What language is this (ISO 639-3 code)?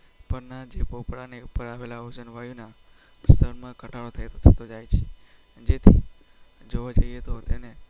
guj